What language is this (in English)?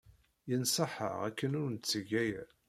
Kabyle